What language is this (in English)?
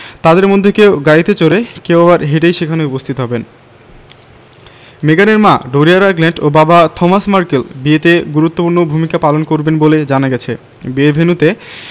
Bangla